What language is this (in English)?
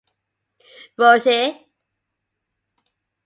English